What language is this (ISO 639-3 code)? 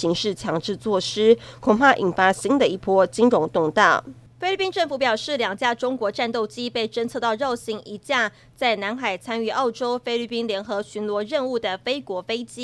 zho